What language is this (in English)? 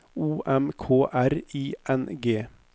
Norwegian